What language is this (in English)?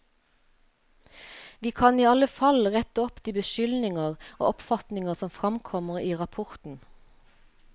Norwegian